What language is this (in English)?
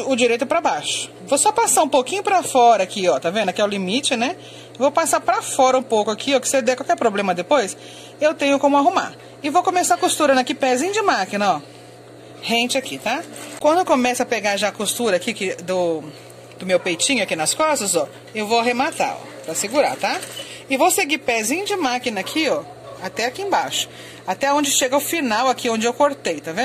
Portuguese